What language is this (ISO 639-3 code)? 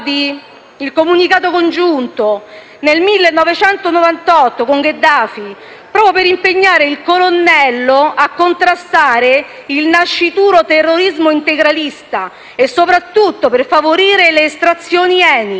ita